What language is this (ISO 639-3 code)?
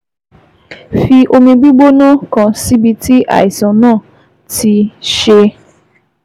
yor